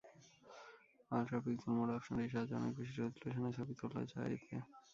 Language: Bangla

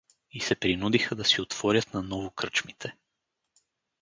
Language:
Bulgarian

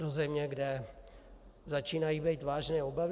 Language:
Czech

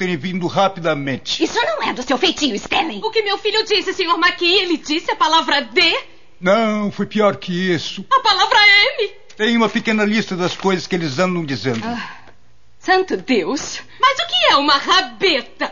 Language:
Portuguese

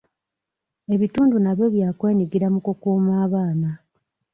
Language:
Ganda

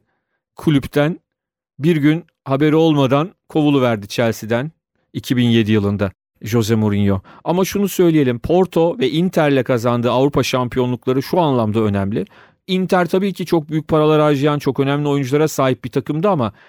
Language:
Turkish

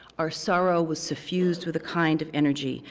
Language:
English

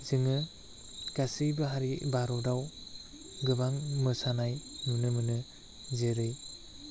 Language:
Bodo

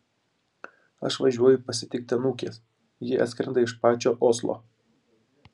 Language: Lithuanian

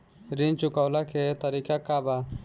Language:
Bhojpuri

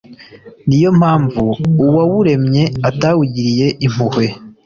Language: Kinyarwanda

